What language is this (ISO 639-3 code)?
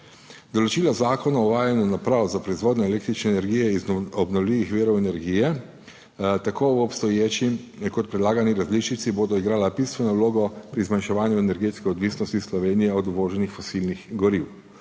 slv